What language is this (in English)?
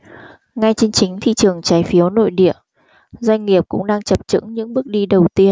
Vietnamese